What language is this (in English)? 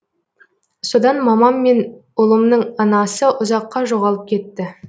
Kazakh